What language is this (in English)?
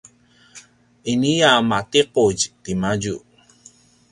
Paiwan